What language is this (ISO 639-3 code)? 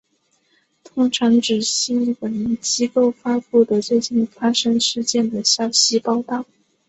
zho